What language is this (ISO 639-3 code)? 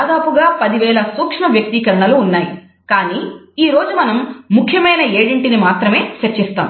tel